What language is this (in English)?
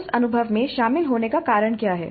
Hindi